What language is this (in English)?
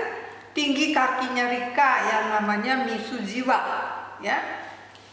Indonesian